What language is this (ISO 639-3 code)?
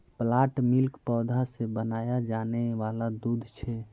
mag